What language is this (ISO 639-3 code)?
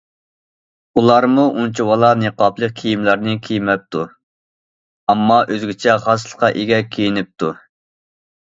uig